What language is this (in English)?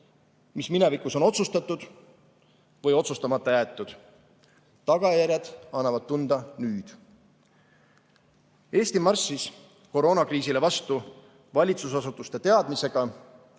Estonian